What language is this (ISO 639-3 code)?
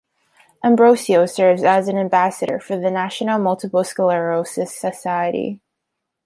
eng